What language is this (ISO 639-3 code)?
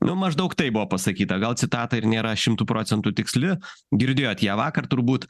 lit